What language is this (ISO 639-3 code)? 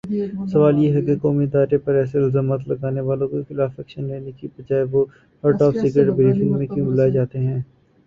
urd